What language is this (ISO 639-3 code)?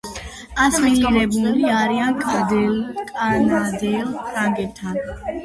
kat